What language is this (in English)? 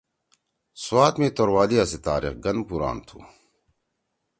Torwali